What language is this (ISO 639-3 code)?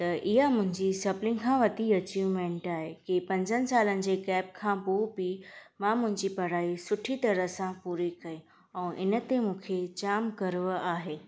snd